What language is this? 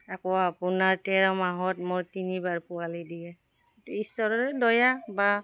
Assamese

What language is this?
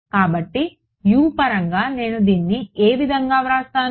Telugu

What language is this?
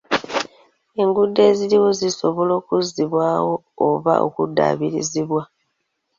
Ganda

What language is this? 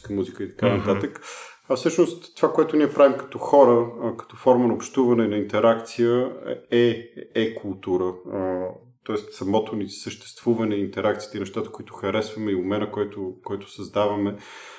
Bulgarian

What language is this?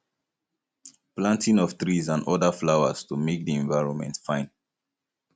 Nigerian Pidgin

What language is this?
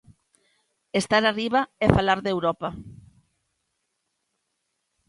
Galician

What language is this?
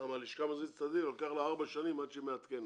Hebrew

